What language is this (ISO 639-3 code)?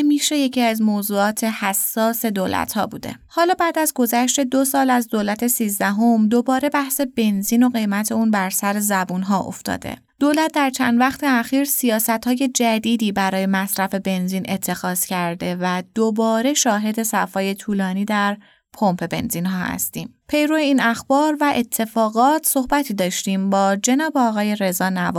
fas